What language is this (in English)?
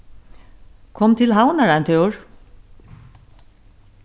Faroese